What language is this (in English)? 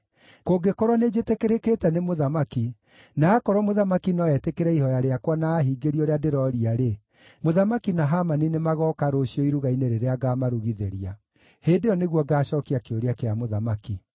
Kikuyu